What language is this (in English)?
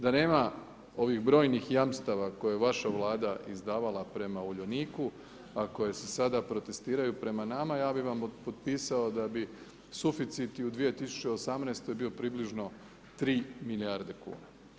Croatian